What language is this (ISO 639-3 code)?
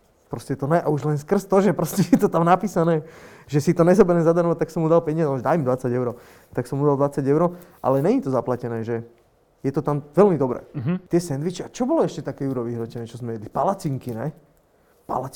slk